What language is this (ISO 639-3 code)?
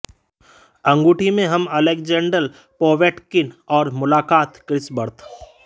hin